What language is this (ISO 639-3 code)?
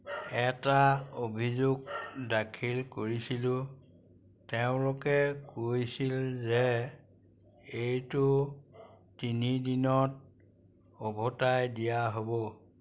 asm